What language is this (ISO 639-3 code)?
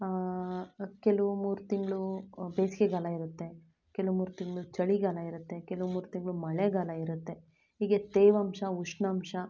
kan